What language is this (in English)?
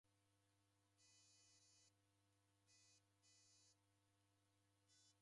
Taita